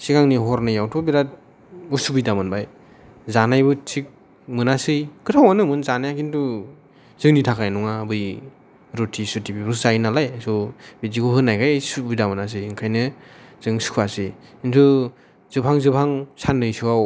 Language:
Bodo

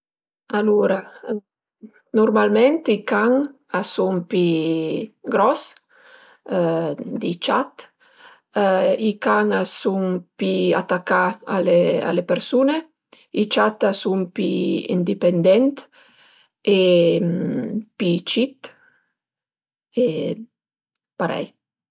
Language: Piedmontese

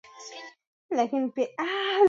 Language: Swahili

